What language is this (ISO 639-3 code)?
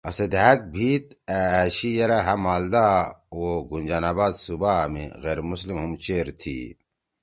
trw